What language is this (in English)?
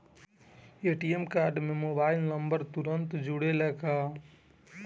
Bhojpuri